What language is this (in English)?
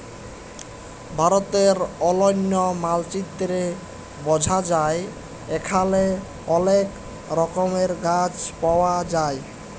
Bangla